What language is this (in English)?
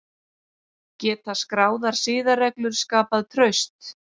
Icelandic